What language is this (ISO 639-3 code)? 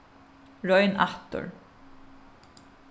fao